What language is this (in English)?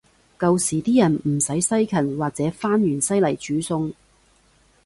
Cantonese